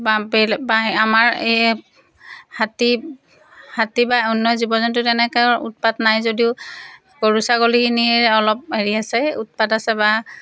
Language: Assamese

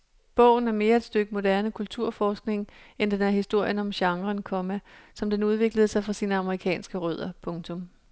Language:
Danish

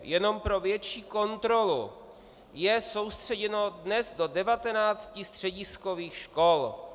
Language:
Czech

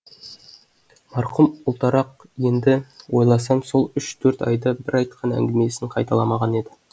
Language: Kazakh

